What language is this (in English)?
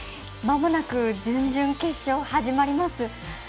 Japanese